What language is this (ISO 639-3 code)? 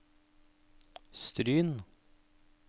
nor